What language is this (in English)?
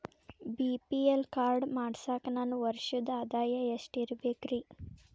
Kannada